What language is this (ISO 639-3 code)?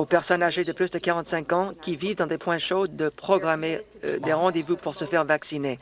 fra